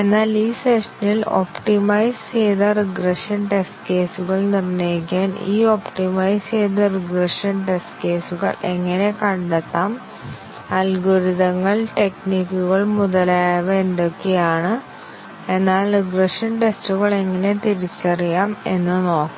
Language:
Malayalam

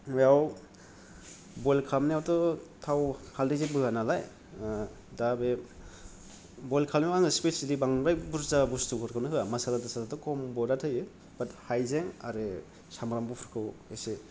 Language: Bodo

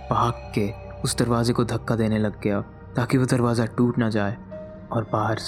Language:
Hindi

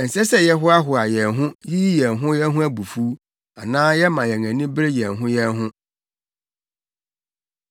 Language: Akan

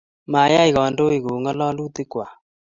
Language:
Kalenjin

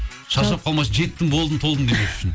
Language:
Kazakh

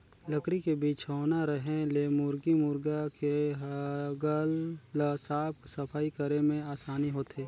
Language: Chhattisgarhi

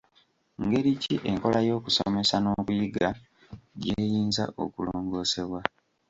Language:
Ganda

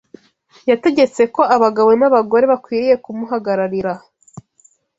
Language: Kinyarwanda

